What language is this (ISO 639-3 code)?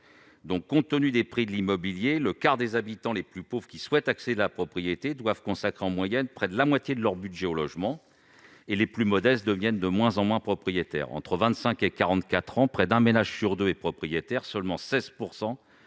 fra